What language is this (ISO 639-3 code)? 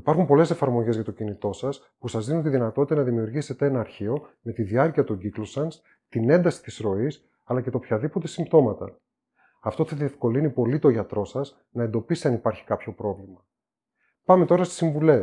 ell